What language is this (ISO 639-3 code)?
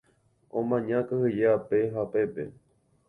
grn